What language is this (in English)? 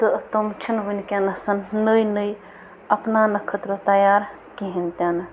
Kashmiri